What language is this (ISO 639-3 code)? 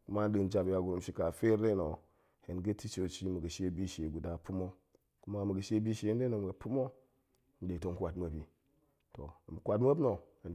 ank